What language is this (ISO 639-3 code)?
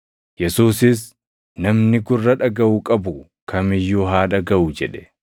orm